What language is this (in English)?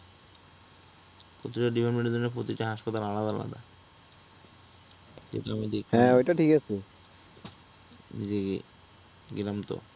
Bangla